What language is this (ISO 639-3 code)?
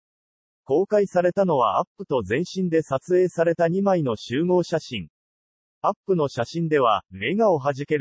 jpn